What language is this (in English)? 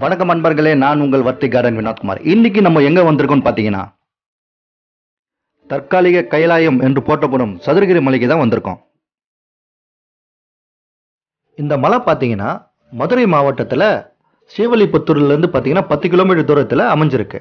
Arabic